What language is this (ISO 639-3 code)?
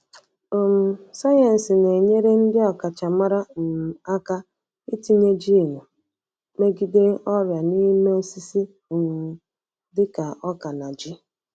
ibo